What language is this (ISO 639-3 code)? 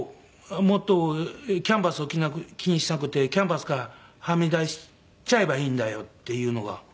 jpn